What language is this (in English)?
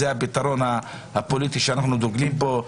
Hebrew